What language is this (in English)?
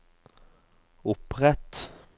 Norwegian